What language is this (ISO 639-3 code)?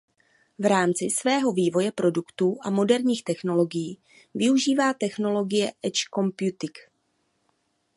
ces